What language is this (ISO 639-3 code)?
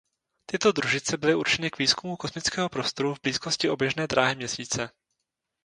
ces